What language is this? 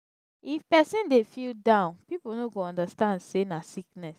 Nigerian Pidgin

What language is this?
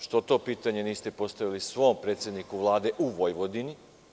Serbian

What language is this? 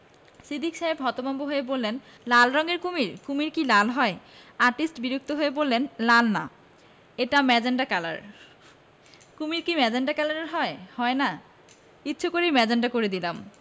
Bangla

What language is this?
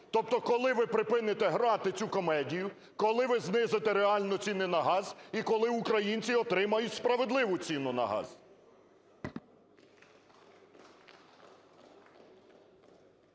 Ukrainian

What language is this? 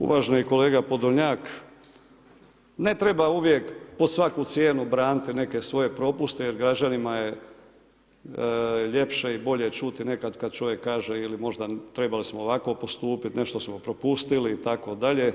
Croatian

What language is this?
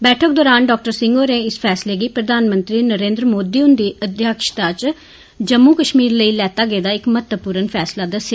Dogri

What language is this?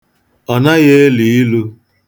Igbo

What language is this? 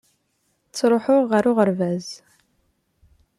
Kabyle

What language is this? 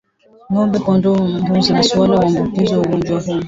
Swahili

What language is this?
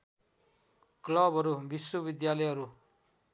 Nepali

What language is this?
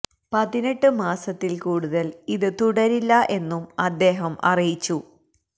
Malayalam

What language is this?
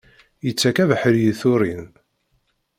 Kabyle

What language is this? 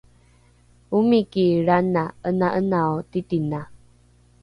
Rukai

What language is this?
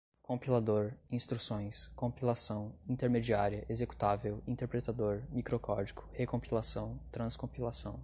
Portuguese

